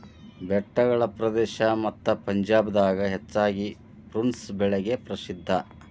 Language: Kannada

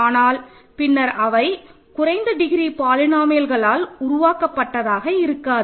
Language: Tamil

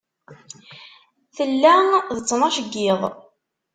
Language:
Kabyle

